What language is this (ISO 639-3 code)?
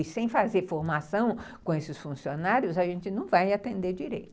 por